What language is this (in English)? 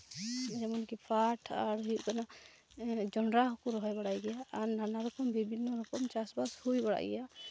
Santali